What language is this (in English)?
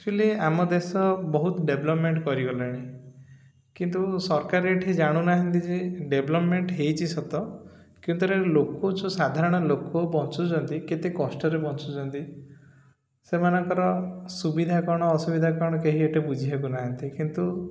Odia